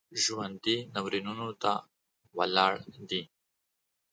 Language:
Pashto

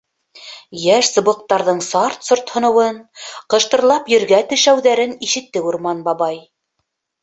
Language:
Bashkir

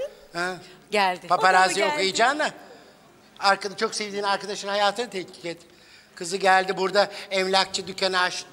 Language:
Turkish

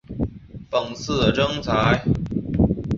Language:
Chinese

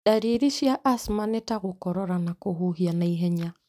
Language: Kikuyu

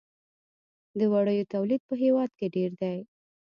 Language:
Pashto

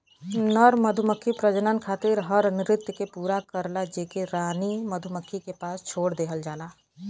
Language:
Bhojpuri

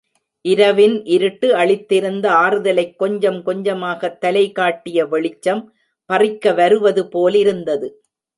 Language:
Tamil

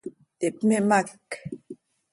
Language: Seri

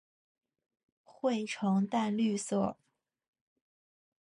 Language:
Chinese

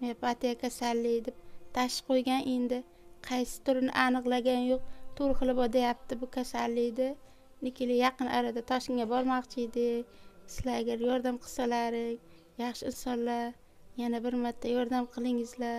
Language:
Turkish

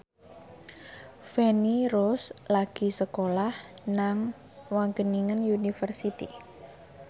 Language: Javanese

